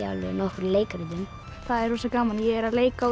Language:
Icelandic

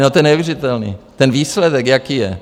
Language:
Czech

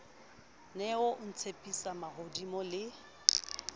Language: Southern Sotho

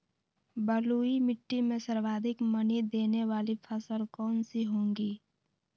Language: Magahi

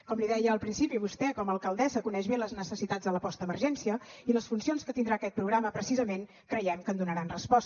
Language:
Catalan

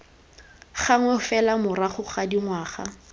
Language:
Tswana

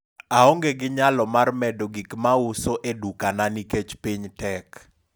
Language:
Luo (Kenya and Tanzania)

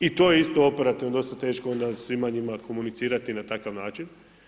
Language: Croatian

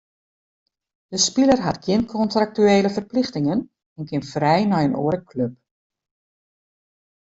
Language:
Western Frisian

